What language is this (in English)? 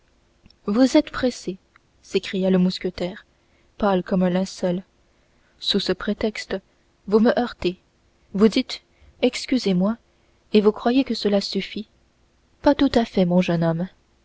French